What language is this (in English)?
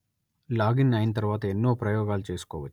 Telugu